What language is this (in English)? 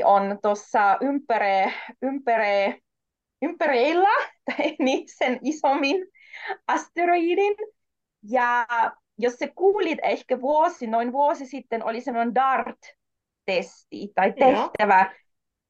Finnish